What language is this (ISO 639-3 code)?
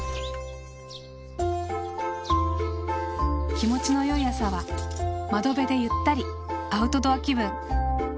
jpn